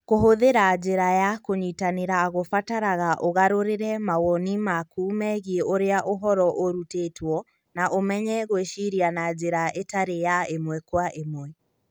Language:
Kikuyu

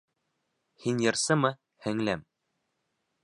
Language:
Bashkir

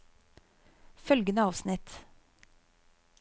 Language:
Norwegian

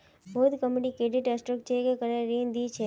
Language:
Magahi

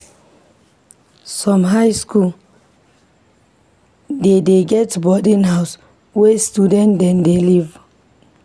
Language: Nigerian Pidgin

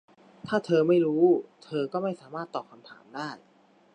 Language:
Thai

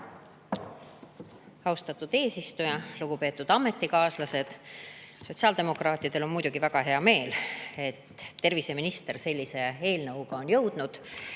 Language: Estonian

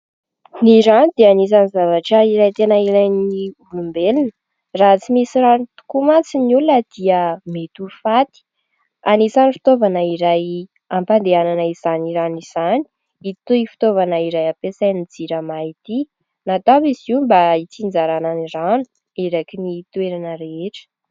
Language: Malagasy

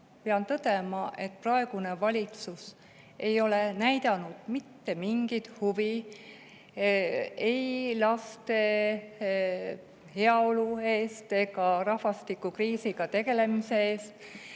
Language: Estonian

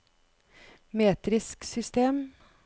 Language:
Norwegian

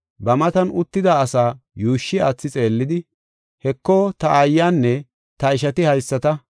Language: Gofa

